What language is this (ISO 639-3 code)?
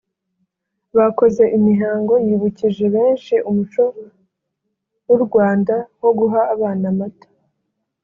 kin